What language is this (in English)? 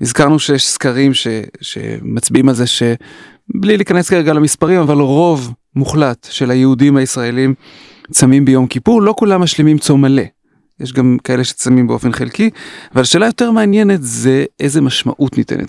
Hebrew